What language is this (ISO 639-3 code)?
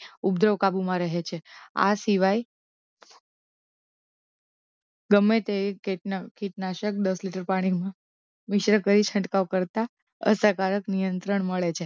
guj